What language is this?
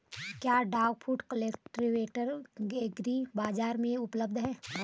Hindi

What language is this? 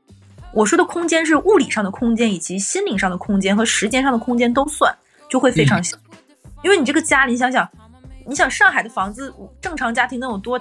Chinese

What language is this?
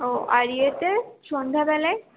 Bangla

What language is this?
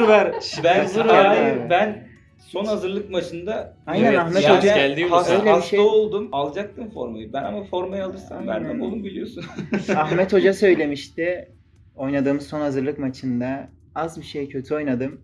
Turkish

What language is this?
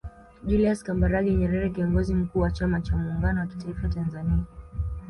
Swahili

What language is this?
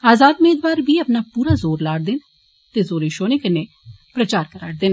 Dogri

